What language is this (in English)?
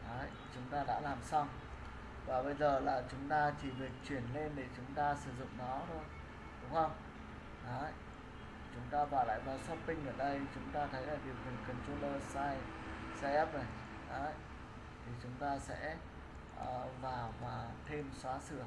Vietnamese